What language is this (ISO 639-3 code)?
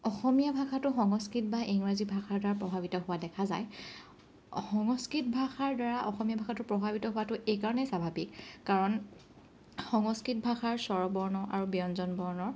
asm